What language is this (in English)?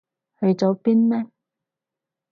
Cantonese